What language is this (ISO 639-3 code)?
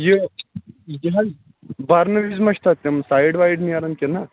kas